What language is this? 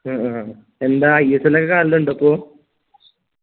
Malayalam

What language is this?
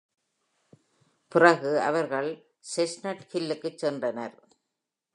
Tamil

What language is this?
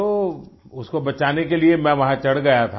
Hindi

